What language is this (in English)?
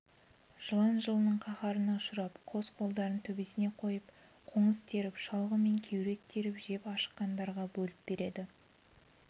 Kazakh